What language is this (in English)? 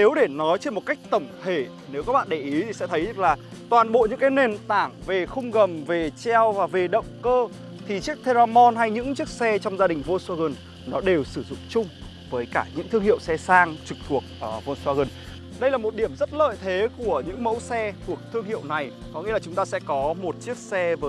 Vietnamese